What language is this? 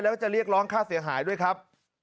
Thai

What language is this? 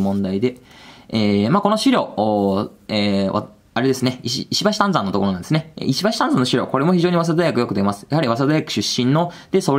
Japanese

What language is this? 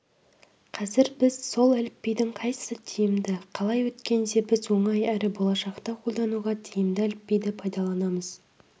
Kazakh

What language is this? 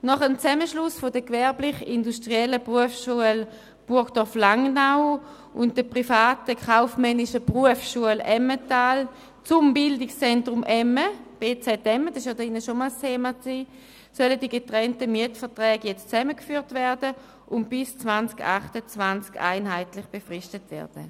Swiss German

